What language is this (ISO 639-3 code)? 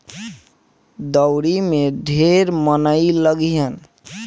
bho